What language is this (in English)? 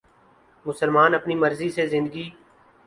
Urdu